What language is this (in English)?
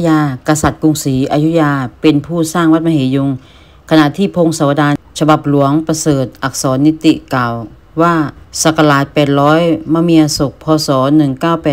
Thai